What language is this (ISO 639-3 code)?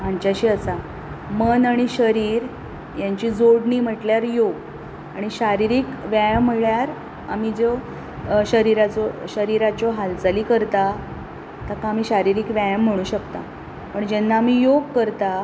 kok